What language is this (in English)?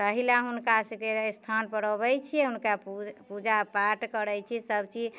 Maithili